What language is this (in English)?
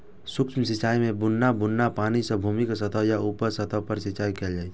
Maithili